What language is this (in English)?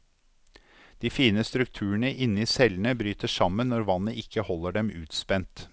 Norwegian